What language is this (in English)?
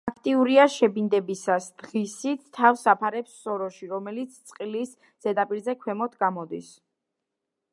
Georgian